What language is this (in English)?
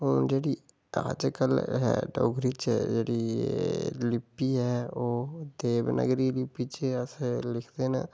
Dogri